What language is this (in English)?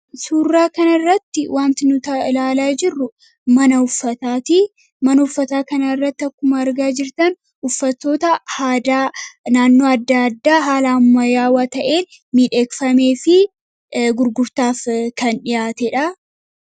Oromo